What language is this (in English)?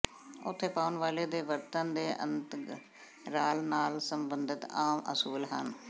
Punjabi